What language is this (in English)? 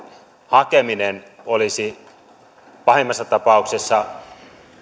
Finnish